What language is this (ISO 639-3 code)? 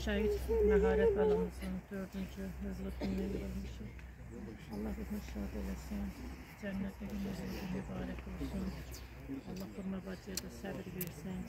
tur